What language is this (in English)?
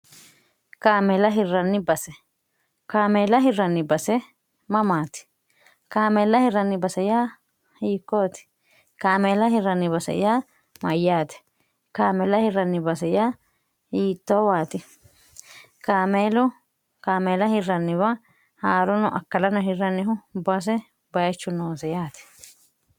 Sidamo